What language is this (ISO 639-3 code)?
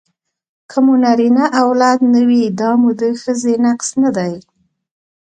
pus